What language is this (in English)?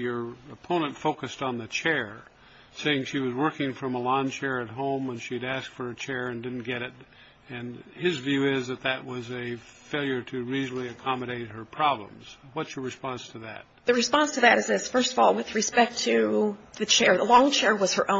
English